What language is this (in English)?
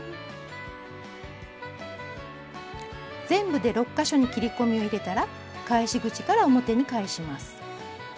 Japanese